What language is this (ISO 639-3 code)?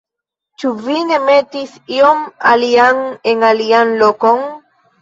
epo